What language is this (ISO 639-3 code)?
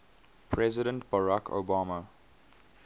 eng